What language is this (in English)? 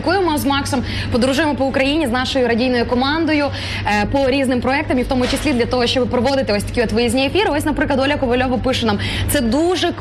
Ukrainian